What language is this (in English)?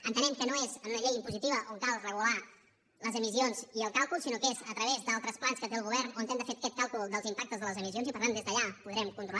Catalan